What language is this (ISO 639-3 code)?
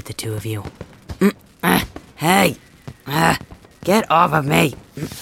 eng